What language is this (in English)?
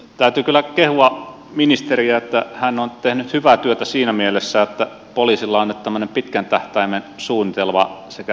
Finnish